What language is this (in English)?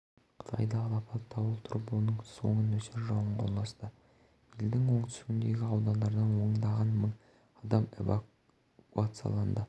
Kazakh